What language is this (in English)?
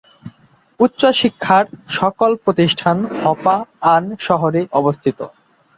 Bangla